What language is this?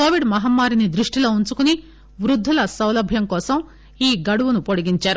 Telugu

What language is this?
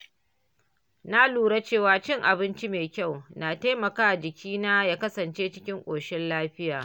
Hausa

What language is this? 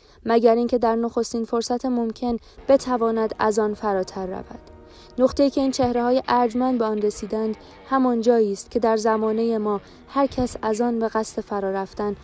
Persian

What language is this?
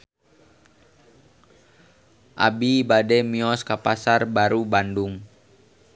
Sundanese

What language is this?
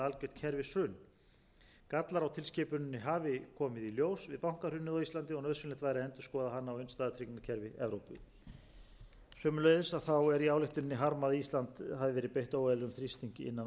Icelandic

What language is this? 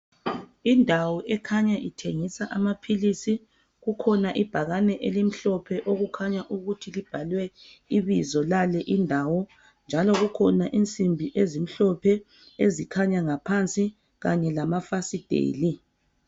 North Ndebele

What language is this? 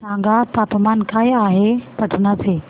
Marathi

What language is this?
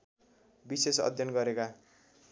Nepali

